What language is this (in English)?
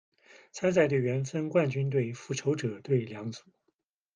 Chinese